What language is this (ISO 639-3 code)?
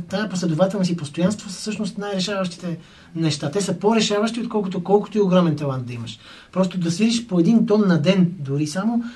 bul